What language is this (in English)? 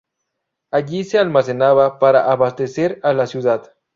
Spanish